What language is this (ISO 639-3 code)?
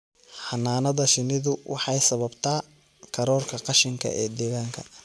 som